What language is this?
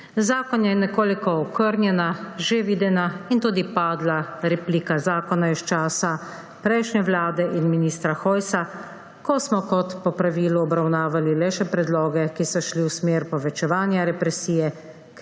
Slovenian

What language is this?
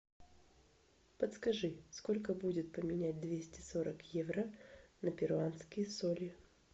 Russian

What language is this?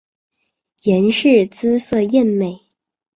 Chinese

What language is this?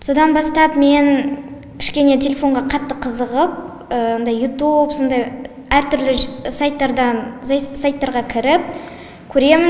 Kazakh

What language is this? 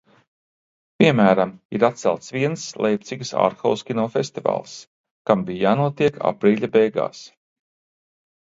Latvian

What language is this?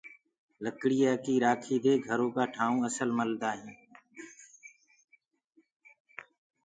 Gurgula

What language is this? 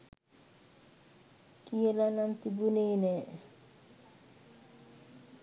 Sinhala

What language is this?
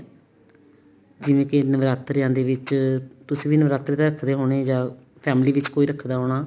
Punjabi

